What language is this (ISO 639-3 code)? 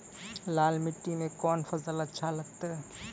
mai